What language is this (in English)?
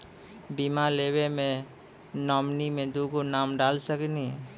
Maithili